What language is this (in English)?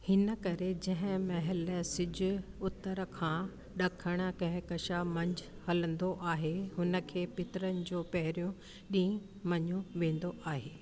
Sindhi